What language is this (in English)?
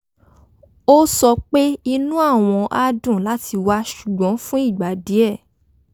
Yoruba